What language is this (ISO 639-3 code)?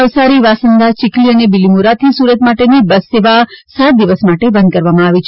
guj